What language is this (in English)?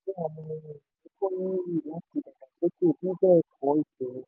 Yoruba